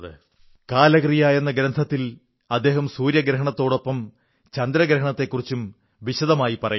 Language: Malayalam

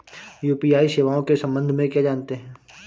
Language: Hindi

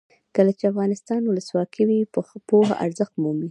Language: Pashto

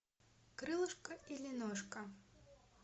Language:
Russian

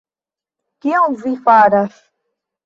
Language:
Esperanto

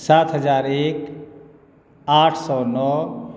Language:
Maithili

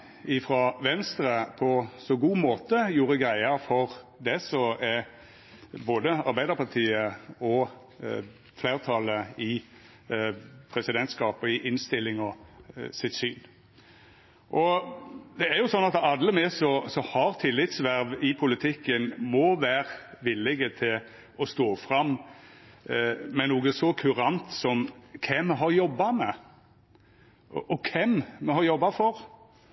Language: Norwegian Nynorsk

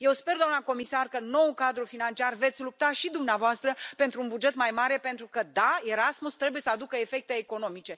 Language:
Romanian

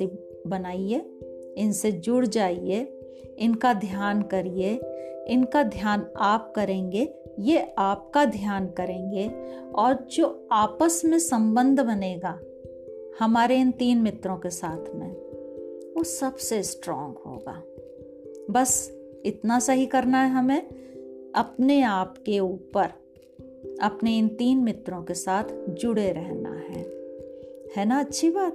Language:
Hindi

